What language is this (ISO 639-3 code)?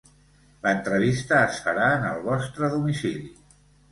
cat